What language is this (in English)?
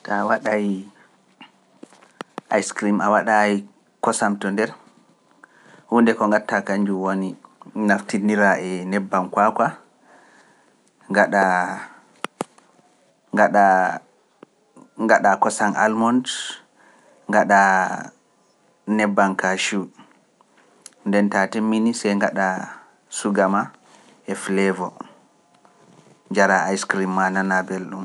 Pular